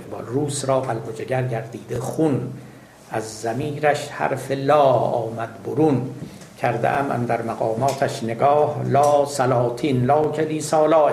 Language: Persian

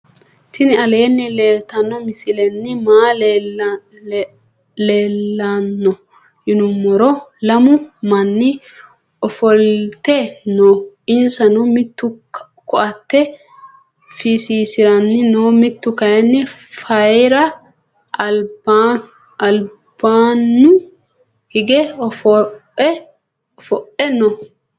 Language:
Sidamo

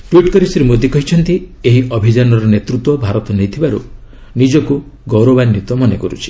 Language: Odia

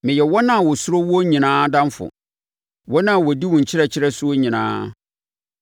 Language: Akan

